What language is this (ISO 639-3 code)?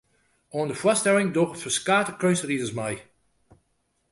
fry